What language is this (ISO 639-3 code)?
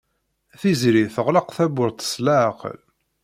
kab